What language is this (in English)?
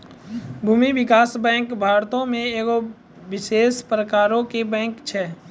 Maithili